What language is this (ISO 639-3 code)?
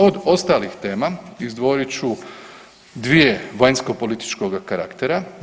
hrv